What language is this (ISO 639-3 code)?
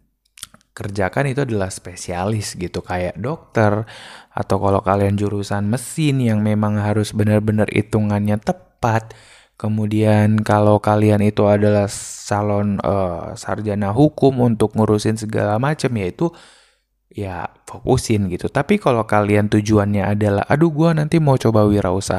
ind